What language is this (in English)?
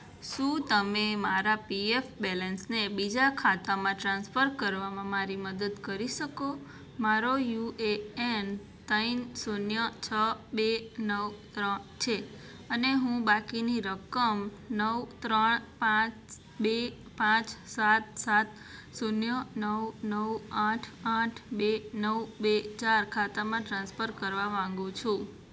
Gujarati